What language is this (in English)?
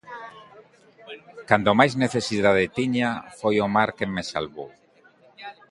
Galician